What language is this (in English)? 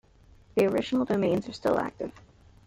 English